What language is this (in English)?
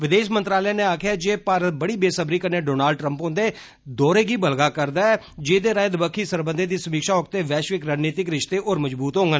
Dogri